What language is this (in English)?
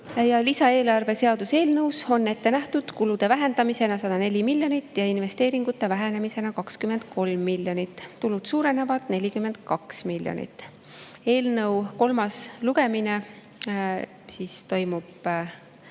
Estonian